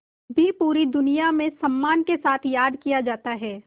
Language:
Hindi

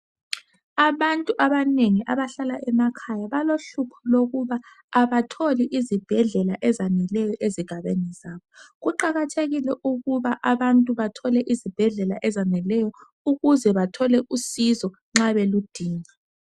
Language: North Ndebele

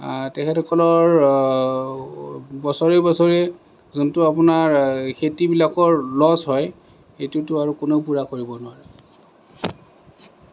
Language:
Assamese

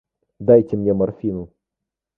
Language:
Russian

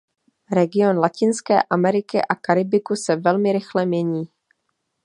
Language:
Czech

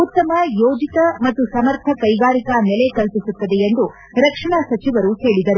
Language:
Kannada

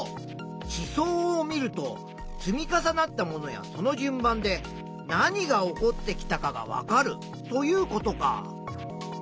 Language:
Japanese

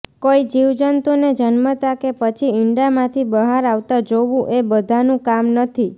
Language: Gujarati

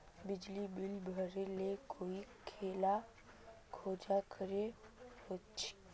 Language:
Magahi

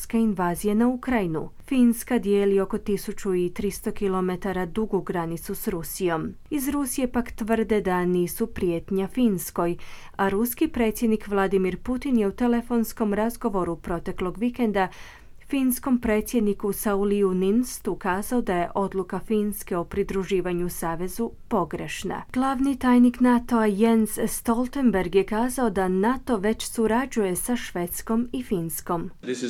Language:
Croatian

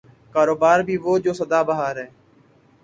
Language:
Urdu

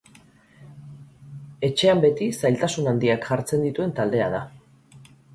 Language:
Basque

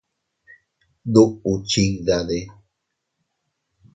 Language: Teutila Cuicatec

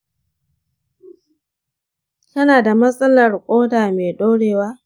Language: Hausa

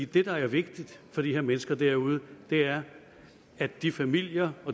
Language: Danish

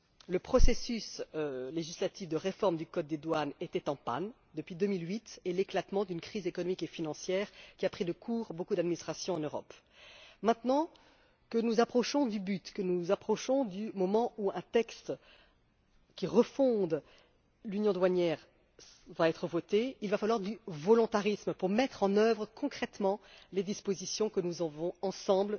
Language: French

